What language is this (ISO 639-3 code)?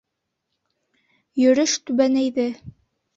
bak